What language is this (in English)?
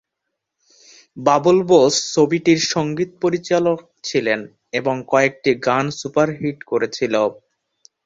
Bangla